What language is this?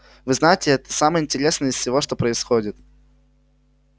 Russian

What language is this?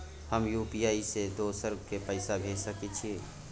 Maithili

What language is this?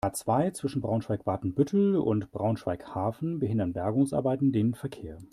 German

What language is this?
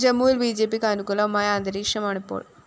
Malayalam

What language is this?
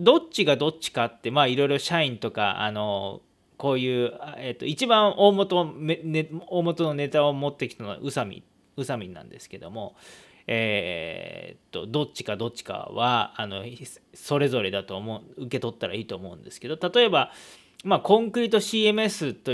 Japanese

